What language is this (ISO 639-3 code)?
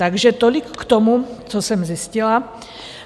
ces